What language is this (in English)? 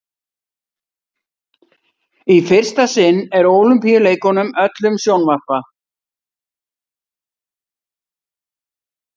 Icelandic